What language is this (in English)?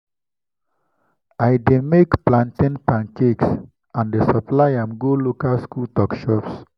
Nigerian Pidgin